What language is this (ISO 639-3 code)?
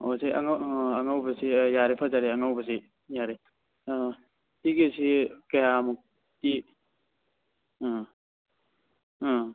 mni